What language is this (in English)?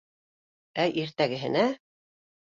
Bashkir